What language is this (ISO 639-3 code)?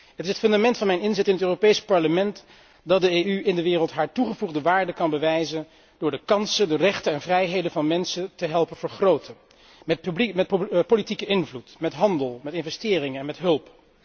nld